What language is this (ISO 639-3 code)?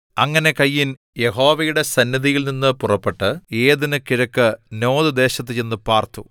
mal